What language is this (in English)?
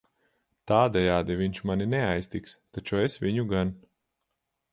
Latvian